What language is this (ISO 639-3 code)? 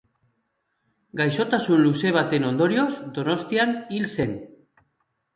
eus